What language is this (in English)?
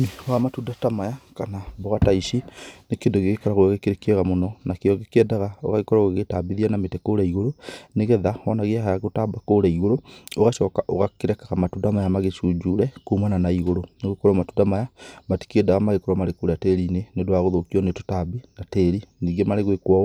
Kikuyu